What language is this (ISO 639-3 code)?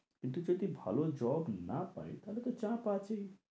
ben